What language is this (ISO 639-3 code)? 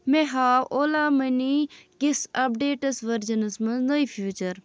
kas